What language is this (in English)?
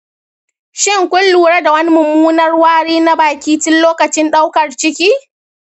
Hausa